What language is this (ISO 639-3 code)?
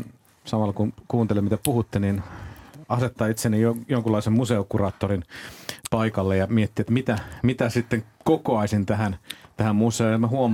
fin